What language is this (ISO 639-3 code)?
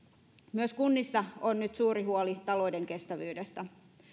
fin